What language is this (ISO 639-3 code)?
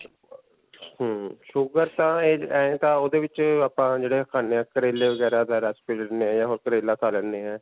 pan